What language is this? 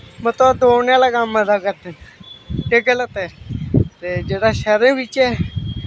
Dogri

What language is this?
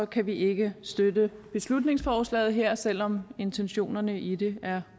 Danish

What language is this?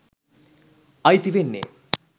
Sinhala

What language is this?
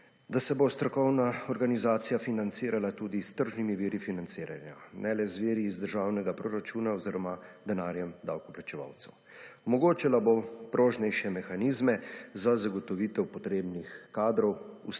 Slovenian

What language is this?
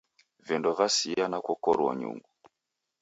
Taita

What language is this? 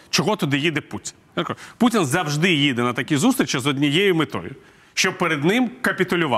Ukrainian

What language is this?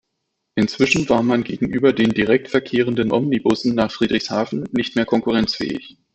German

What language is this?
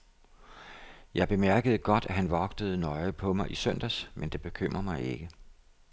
Danish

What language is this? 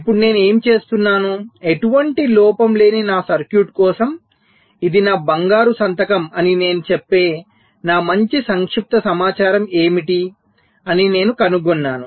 Telugu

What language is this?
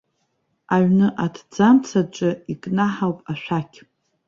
Abkhazian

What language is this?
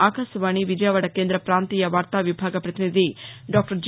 Telugu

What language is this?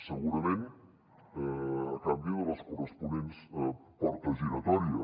Catalan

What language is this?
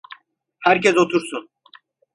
Turkish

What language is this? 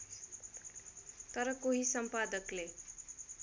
Nepali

